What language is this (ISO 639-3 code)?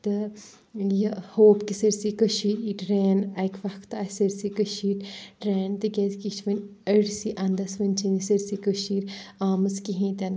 kas